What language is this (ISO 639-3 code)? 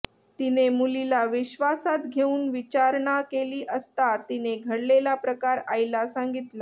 mar